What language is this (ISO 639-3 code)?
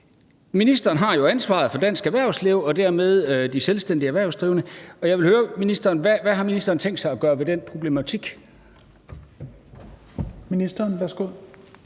dan